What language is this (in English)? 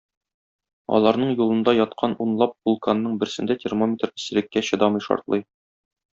Tatar